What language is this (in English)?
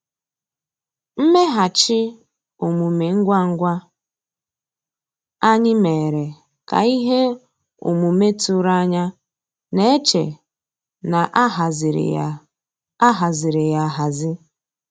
Igbo